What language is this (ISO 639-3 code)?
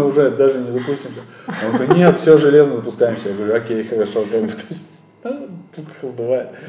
rus